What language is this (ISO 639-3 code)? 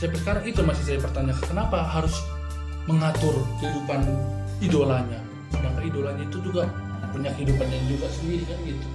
ind